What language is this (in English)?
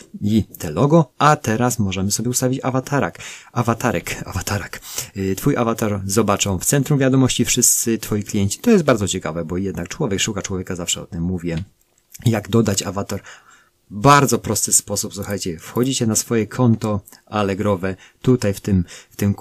Polish